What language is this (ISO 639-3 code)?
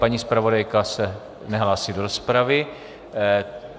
ces